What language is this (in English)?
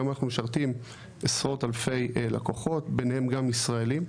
Hebrew